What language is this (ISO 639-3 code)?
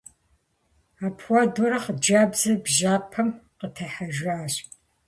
kbd